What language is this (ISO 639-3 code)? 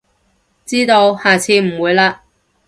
yue